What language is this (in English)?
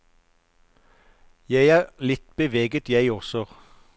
Norwegian